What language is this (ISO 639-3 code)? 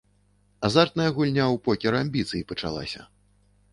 bel